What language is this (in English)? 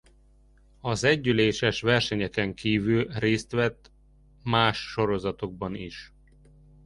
Hungarian